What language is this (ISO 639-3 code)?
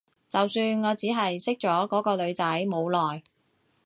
yue